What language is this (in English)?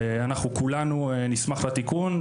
Hebrew